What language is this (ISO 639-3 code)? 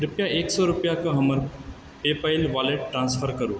mai